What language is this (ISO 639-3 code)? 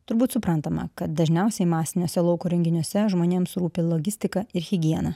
lit